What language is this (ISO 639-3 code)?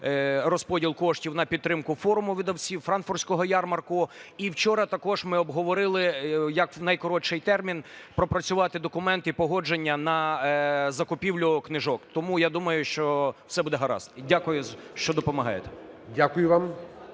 ukr